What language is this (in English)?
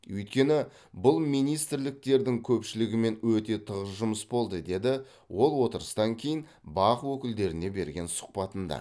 Kazakh